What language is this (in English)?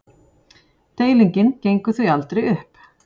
Icelandic